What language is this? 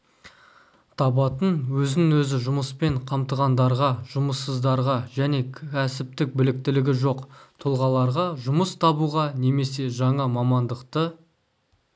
Kazakh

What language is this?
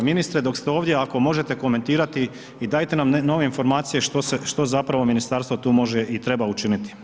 Croatian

